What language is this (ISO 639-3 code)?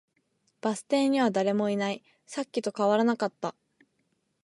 jpn